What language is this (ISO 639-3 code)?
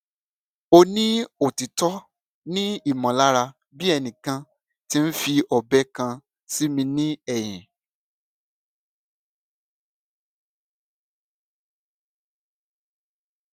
yor